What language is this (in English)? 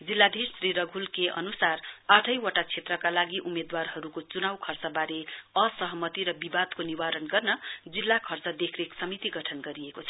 Nepali